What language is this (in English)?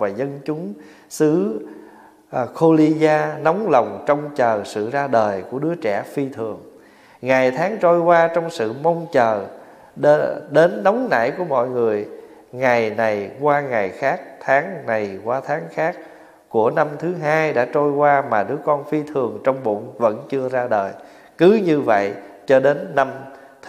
Vietnamese